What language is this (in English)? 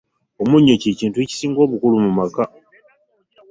Ganda